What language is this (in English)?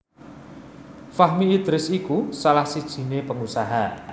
Javanese